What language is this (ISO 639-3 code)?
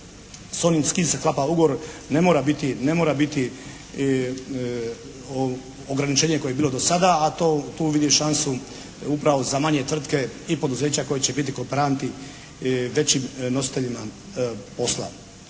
hrv